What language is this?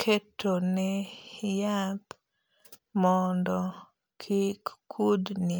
Luo (Kenya and Tanzania)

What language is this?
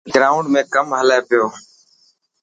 Dhatki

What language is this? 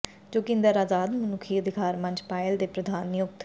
Punjabi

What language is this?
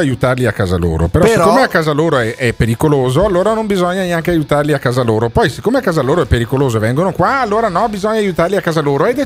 Italian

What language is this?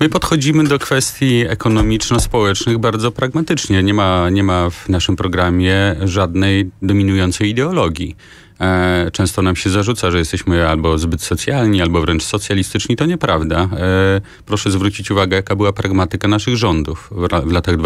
Polish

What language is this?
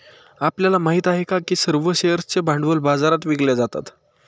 Marathi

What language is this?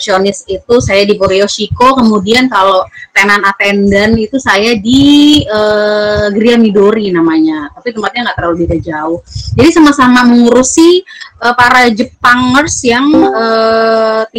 Indonesian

